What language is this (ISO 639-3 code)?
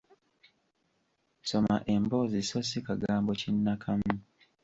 lug